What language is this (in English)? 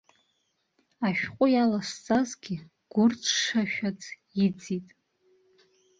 Abkhazian